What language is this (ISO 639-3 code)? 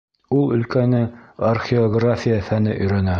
bak